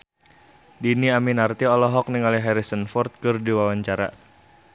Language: Sundanese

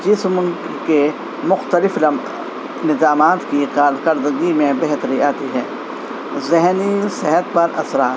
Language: Urdu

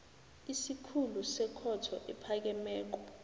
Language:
South Ndebele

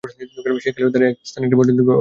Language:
Bangla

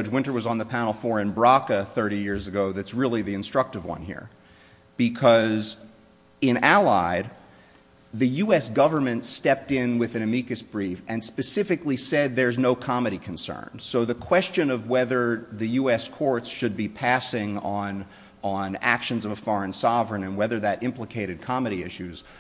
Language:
English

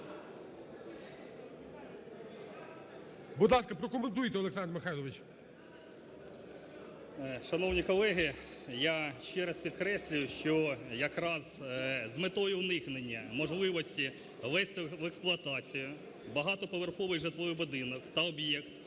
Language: Ukrainian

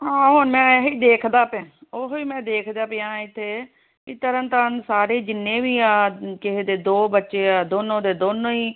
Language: Punjabi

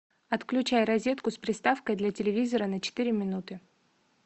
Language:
Russian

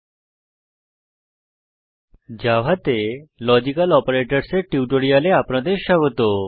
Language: Bangla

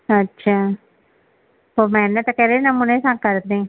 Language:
Sindhi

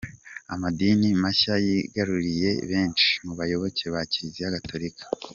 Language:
Kinyarwanda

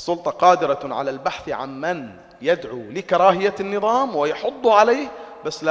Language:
Arabic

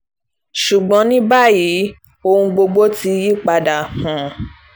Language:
Yoruba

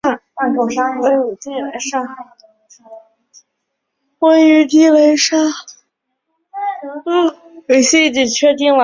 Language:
Chinese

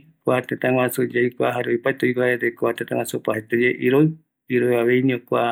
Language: Eastern Bolivian Guaraní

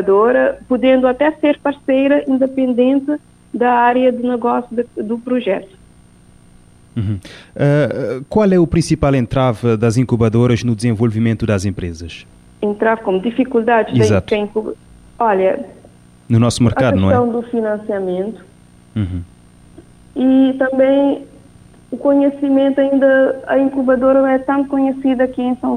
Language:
Portuguese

